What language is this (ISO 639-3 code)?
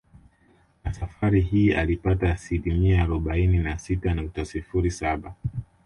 swa